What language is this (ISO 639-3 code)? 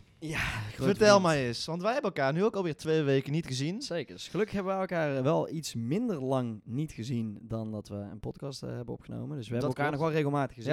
nld